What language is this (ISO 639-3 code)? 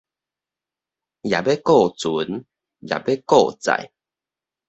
nan